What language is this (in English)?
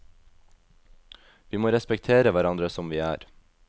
Norwegian